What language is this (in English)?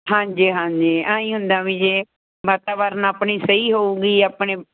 Punjabi